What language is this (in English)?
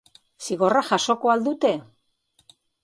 Basque